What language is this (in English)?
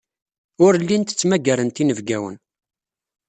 Kabyle